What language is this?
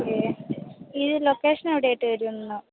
Malayalam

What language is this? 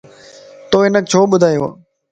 Lasi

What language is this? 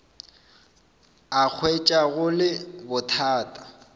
Northern Sotho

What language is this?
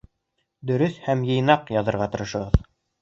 Bashkir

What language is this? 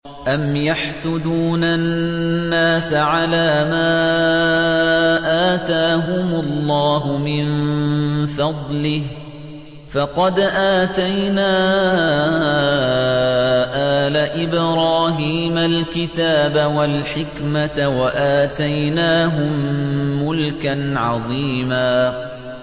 Arabic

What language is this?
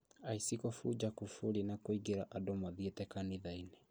Kikuyu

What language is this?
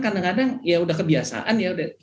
Indonesian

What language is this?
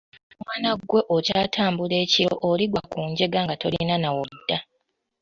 Ganda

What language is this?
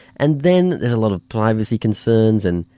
English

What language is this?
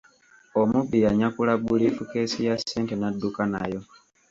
Ganda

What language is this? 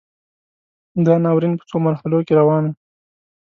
Pashto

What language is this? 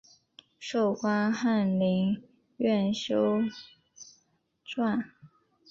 Chinese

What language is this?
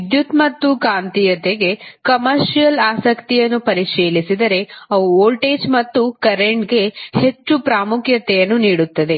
Kannada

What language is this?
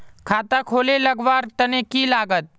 Magahi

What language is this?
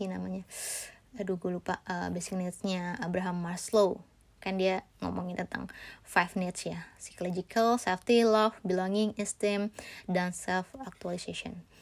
Indonesian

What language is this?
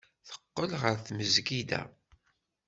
Kabyle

